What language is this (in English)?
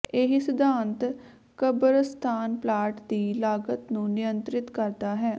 Punjabi